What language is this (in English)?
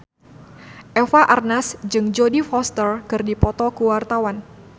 Sundanese